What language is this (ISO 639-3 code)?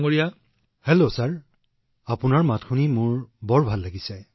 asm